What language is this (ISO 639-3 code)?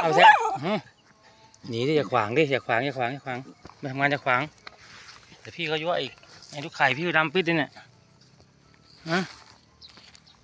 tha